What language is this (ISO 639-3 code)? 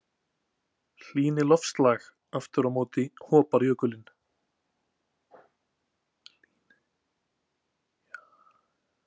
isl